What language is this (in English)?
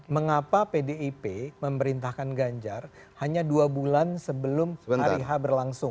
Indonesian